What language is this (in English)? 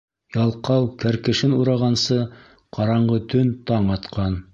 Bashkir